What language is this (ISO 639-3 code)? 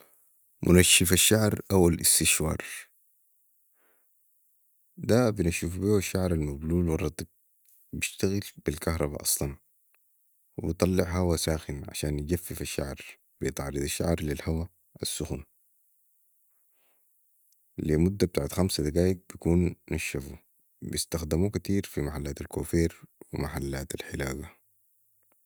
apd